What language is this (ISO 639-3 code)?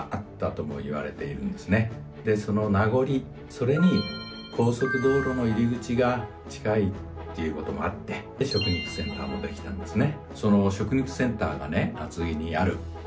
jpn